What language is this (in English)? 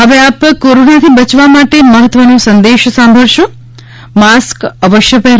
Gujarati